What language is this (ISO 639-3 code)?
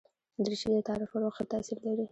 pus